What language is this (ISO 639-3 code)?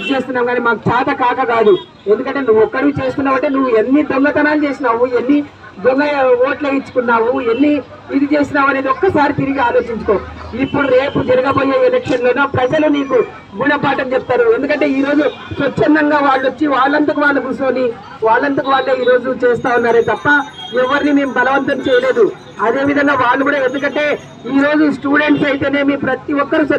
ron